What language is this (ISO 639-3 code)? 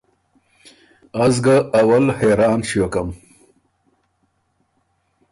oru